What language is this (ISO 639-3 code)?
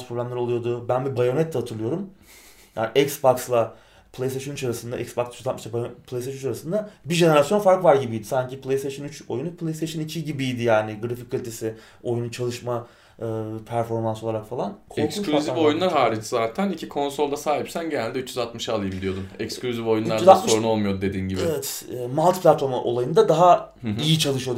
tur